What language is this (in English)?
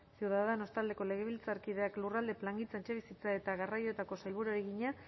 Basque